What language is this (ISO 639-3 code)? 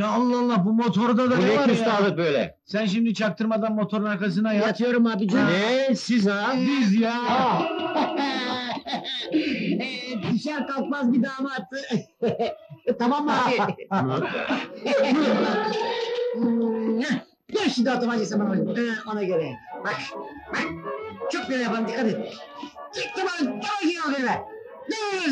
tur